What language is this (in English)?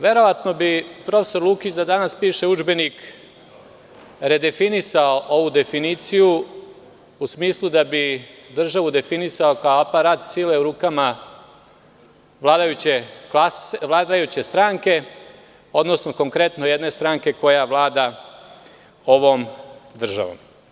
Serbian